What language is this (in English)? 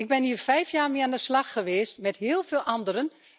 Dutch